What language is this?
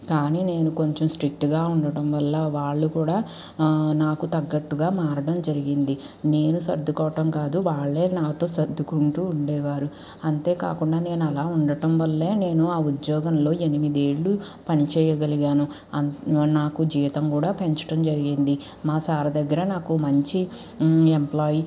Telugu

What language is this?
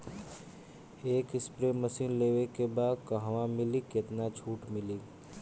Bhojpuri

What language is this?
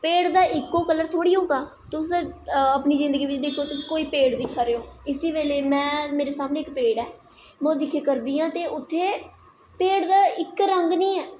Dogri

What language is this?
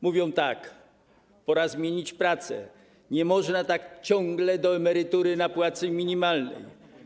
Polish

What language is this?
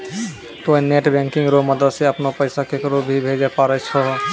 Maithili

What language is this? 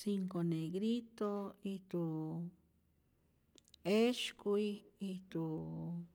Rayón Zoque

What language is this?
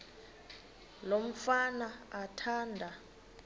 Xhosa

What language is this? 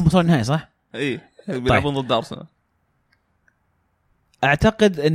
Arabic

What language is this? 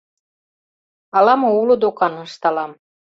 Mari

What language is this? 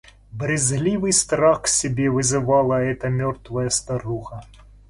Russian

